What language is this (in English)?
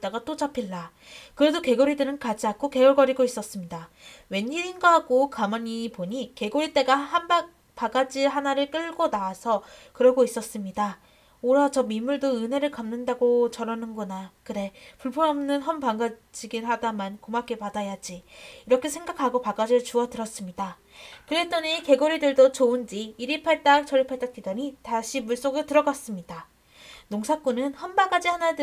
Korean